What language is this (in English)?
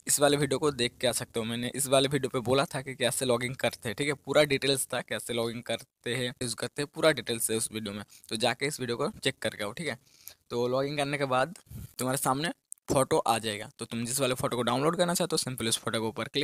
Hindi